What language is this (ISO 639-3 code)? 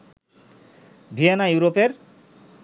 ben